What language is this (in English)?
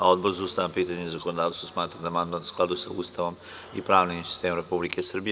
Serbian